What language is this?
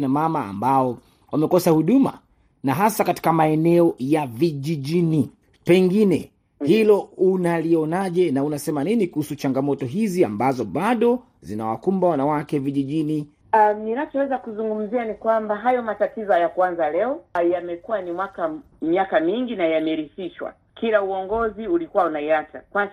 Swahili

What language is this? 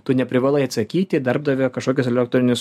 Lithuanian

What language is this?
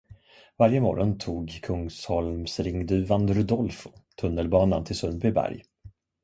Swedish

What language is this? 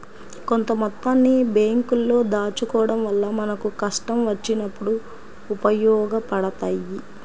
Telugu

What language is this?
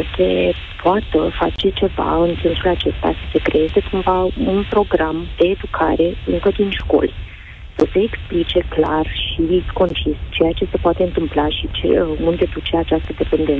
Romanian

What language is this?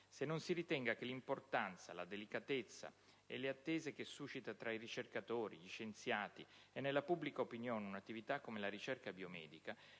Italian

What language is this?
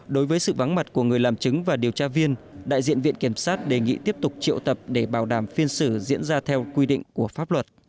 Vietnamese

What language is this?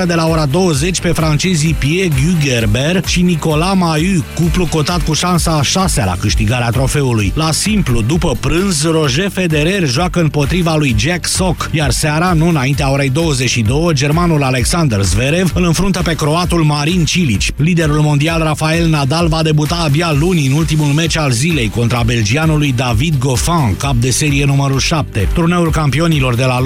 Romanian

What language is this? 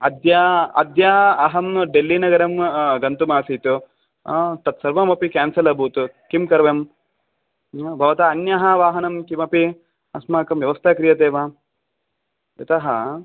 Sanskrit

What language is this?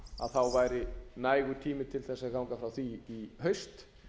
Icelandic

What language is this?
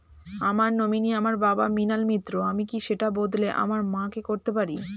Bangla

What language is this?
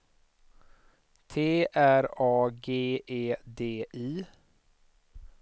Swedish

